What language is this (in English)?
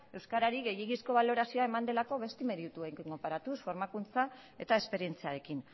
Basque